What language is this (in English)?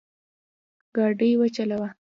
Pashto